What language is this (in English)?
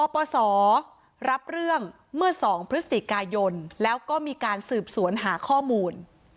Thai